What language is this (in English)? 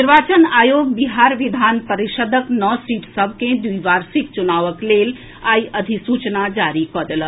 Maithili